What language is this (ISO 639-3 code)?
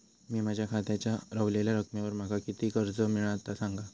mar